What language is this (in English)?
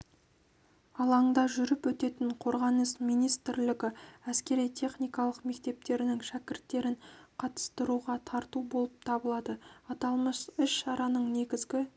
Kazakh